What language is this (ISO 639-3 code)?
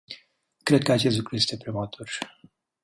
ron